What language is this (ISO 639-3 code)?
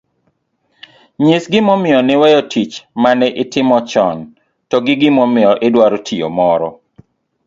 luo